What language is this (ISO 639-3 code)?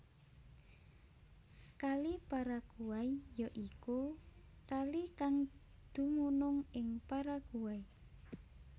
jav